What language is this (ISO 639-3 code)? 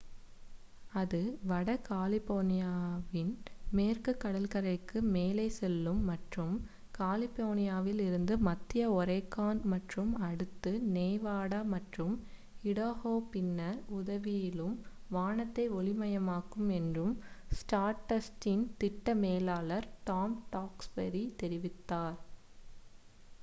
tam